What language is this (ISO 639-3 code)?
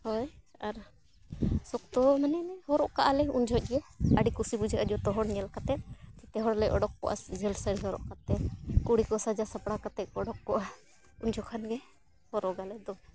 sat